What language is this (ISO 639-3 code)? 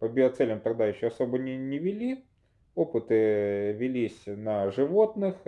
rus